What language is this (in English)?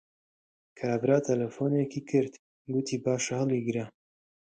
Central Kurdish